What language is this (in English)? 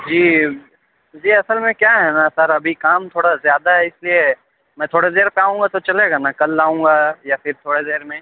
Urdu